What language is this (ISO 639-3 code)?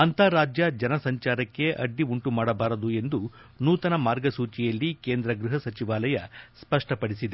kan